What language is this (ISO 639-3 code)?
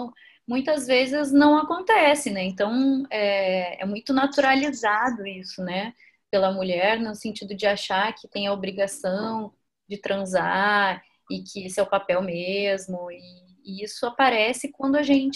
por